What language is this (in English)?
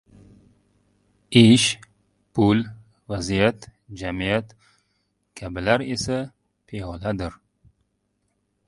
Uzbek